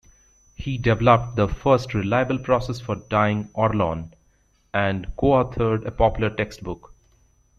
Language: English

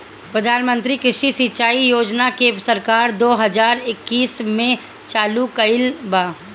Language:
Bhojpuri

